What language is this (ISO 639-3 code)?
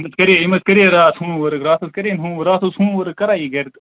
kas